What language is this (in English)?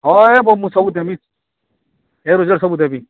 Odia